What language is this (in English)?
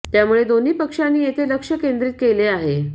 Marathi